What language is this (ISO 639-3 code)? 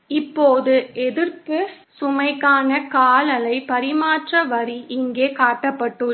tam